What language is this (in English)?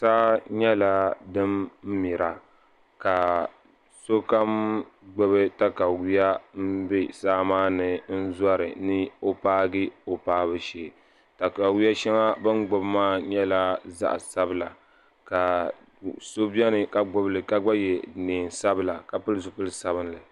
Dagbani